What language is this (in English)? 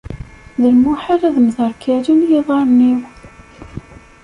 Kabyle